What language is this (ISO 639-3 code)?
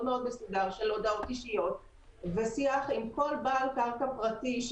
heb